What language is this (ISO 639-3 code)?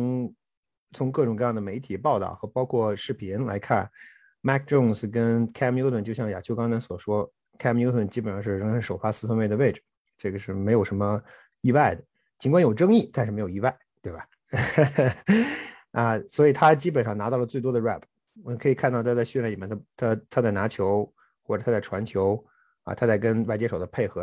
zho